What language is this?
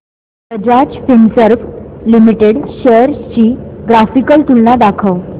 Marathi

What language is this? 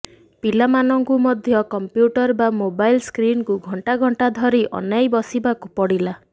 Odia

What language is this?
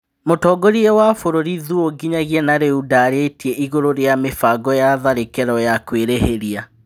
Kikuyu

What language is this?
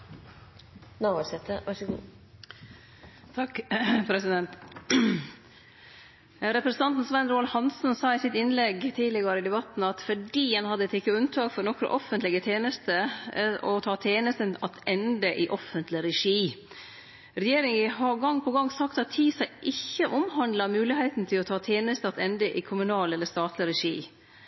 Norwegian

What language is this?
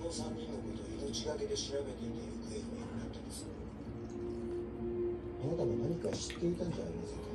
Japanese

